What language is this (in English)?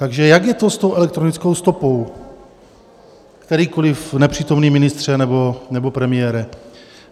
Czech